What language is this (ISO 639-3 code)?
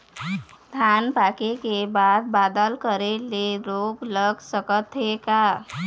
hne